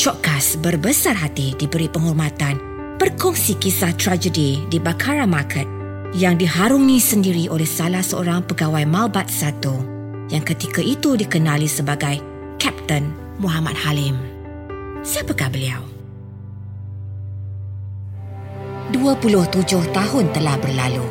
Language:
Malay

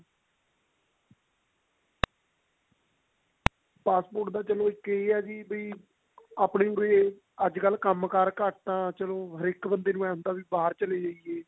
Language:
Punjabi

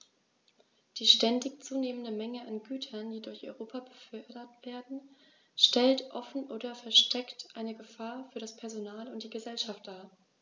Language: German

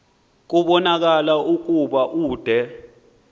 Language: Xhosa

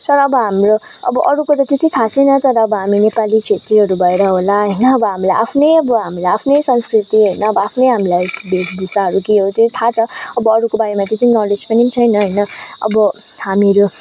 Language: Nepali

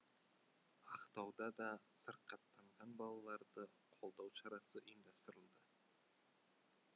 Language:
Kazakh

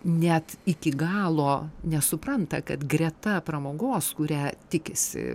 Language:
Lithuanian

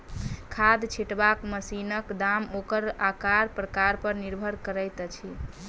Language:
Maithili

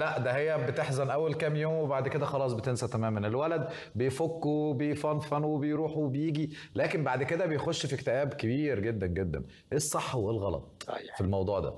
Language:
Arabic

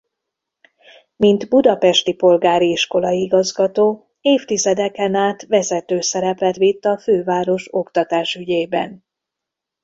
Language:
Hungarian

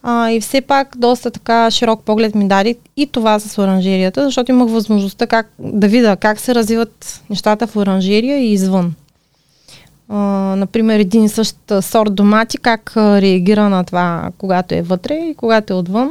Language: Bulgarian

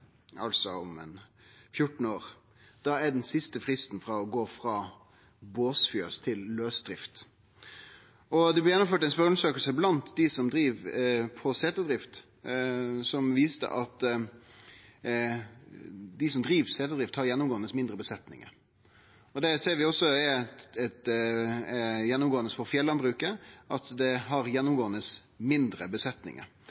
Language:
Norwegian Nynorsk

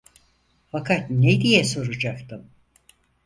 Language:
Turkish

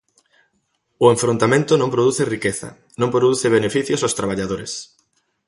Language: Galician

